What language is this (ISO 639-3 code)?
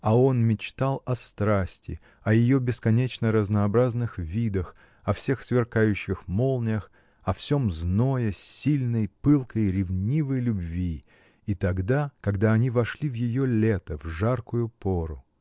rus